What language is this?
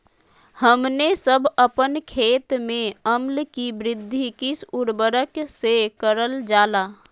Magahi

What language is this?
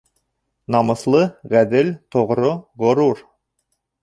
Bashkir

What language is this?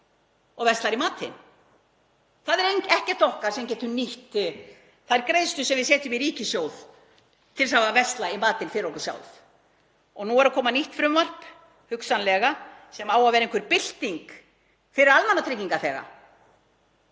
Icelandic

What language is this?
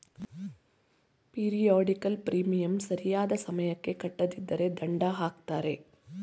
Kannada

